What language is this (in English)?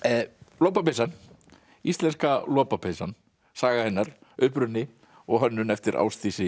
Icelandic